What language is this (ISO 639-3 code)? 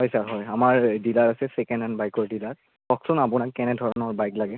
asm